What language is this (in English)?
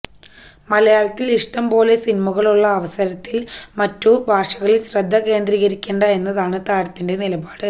Malayalam